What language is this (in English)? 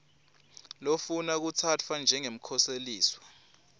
Swati